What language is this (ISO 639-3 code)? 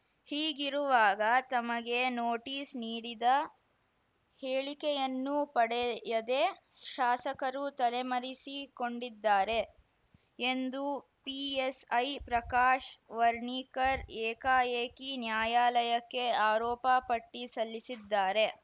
kan